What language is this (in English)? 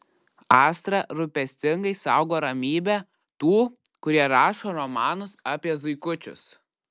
Lithuanian